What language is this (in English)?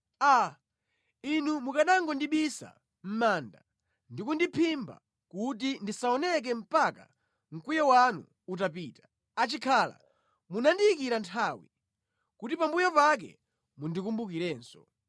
Nyanja